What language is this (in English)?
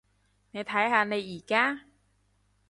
Cantonese